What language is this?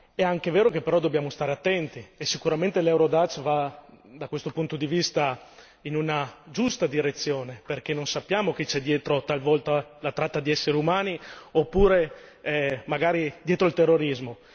Italian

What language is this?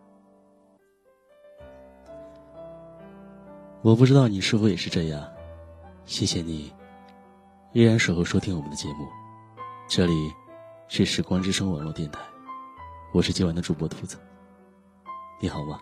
Chinese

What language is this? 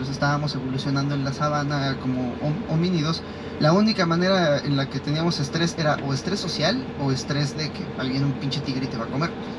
Spanish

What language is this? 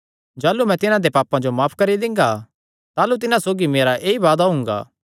Kangri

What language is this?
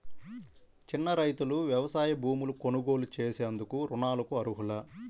Telugu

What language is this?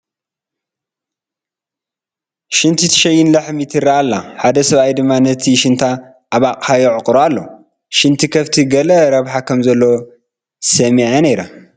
Tigrinya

